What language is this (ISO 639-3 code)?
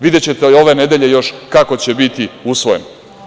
srp